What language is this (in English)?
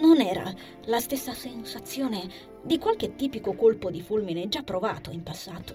Italian